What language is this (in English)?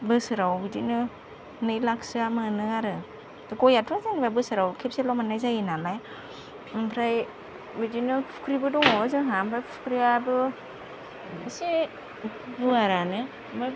Bodo